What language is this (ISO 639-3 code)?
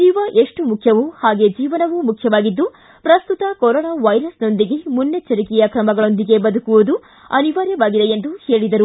kan